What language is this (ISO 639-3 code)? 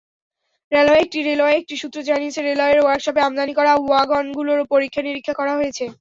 ben